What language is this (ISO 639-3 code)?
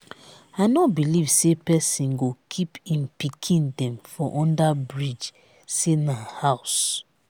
pcm